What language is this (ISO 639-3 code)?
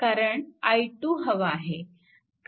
mar